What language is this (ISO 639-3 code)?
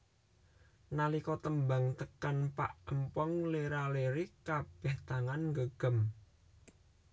jav